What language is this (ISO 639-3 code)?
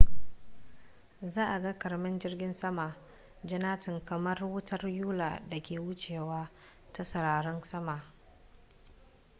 hau